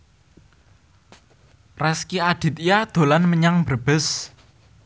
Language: Javanese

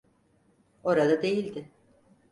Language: Turkish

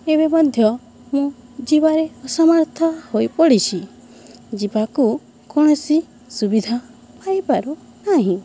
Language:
Odia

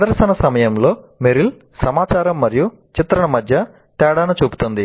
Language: Telugu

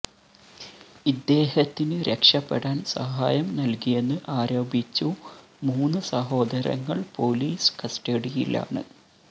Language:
Malayalam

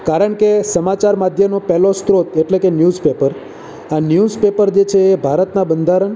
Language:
Gujarati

